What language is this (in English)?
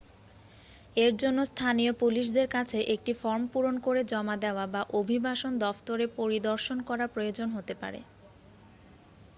Bangla